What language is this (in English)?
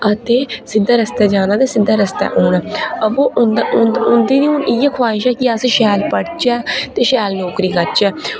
Dogri